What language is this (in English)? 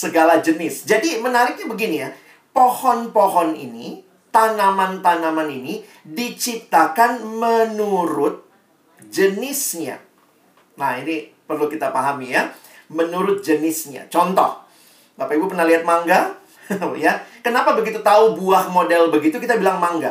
Indonesian